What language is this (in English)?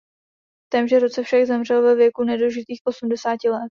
Czech